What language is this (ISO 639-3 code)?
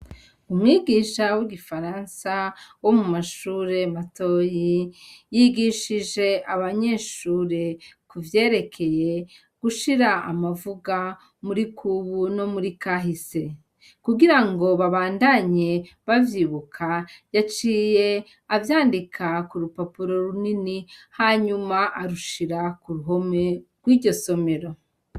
run